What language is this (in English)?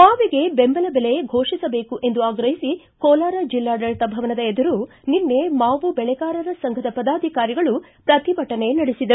Kannada